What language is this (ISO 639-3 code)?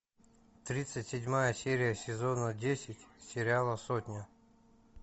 rus